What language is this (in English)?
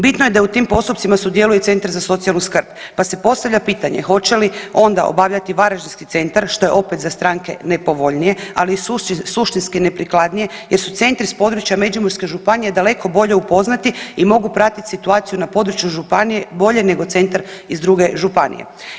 Croatian